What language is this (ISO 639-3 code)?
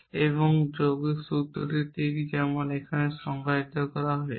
ben